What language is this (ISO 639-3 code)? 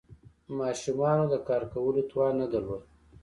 pus